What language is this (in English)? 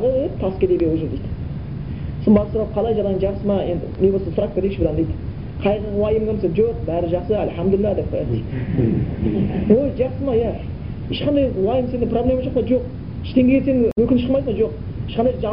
Bulgarian